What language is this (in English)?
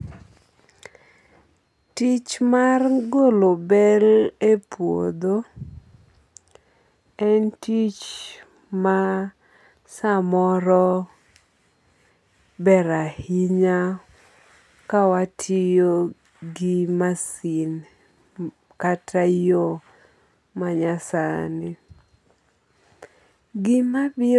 Luo (Kenya and Tanzania)